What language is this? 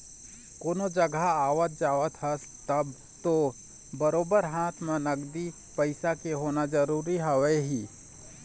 Chhattisgarhi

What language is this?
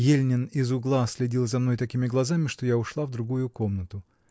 Russian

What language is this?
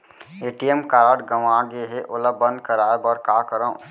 Chhattisgarhi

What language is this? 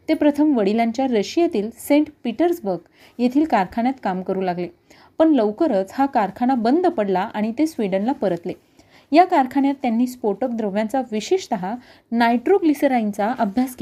Marathi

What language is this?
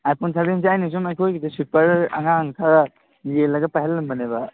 Manipuri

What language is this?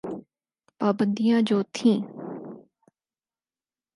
Urdu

